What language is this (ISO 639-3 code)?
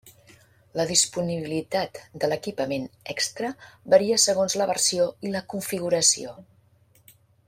cat